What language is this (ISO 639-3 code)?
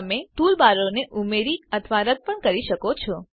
guj